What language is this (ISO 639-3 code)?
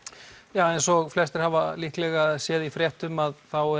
isl